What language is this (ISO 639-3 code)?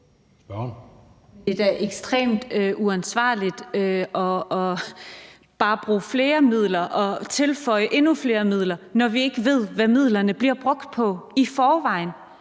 dan